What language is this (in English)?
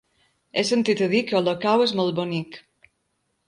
Catalan